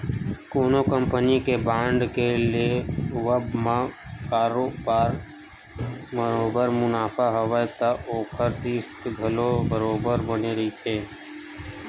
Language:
Chhattisgarhi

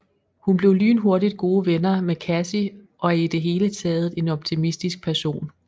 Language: Danish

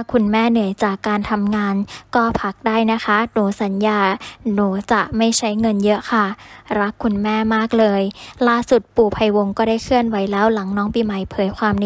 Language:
Thai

